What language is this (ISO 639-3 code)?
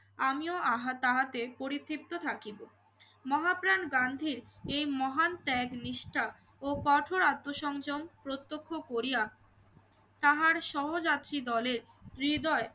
ben